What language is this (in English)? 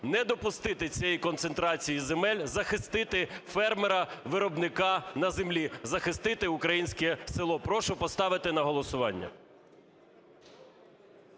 Ukrainian